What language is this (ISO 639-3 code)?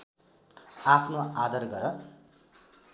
nep